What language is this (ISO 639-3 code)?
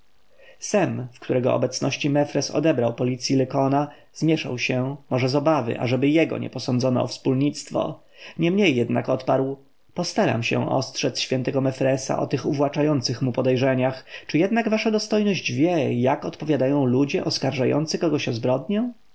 pol